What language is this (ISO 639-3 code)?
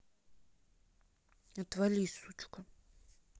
rus